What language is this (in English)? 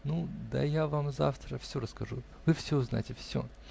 Russian